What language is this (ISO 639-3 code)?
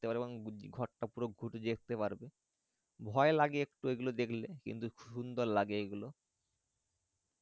ben